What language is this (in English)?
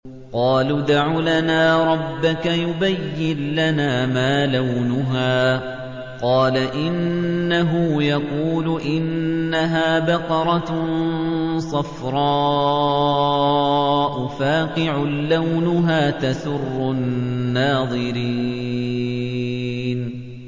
Arabic